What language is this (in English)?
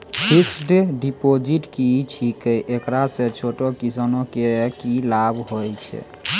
Maithili